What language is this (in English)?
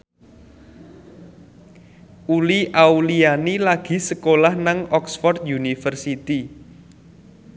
Javanese